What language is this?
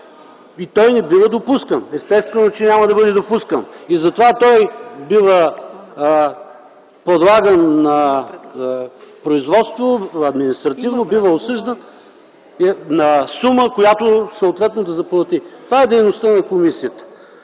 Bulgarian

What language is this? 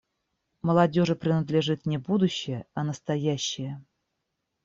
Russian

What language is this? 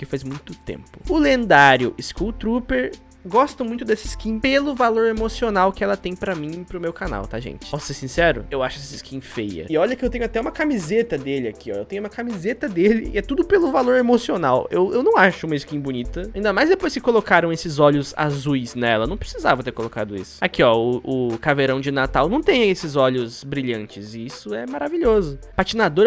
Portuguese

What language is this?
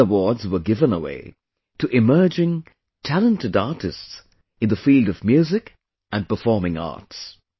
English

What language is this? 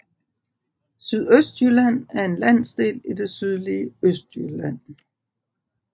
Danish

